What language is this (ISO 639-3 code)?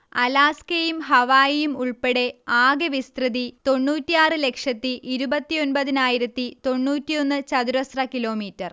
mal